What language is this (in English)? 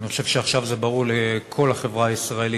Hebrew